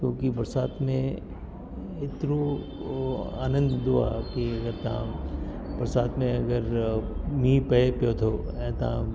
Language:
Sindhi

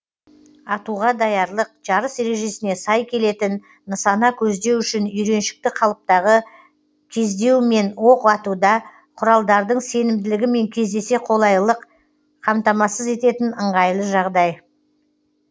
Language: Kazakh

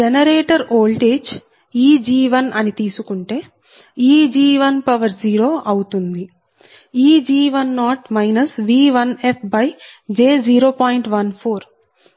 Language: Telugu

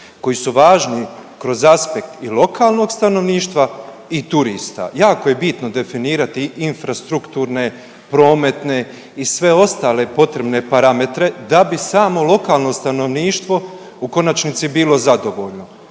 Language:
Croatian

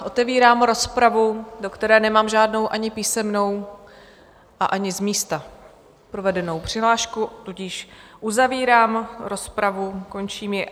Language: Czech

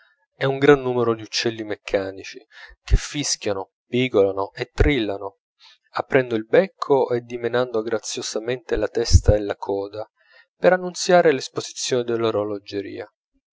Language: Italian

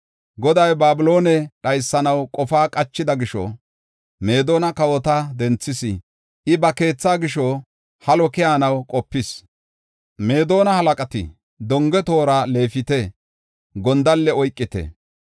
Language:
Gofa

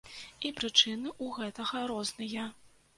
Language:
Belarusian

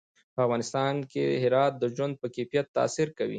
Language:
Pashto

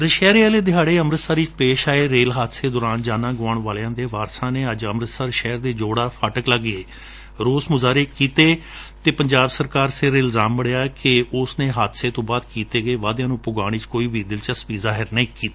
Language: Punjabi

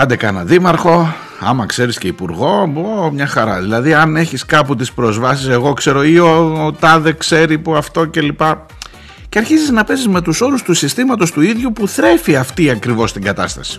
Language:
Greek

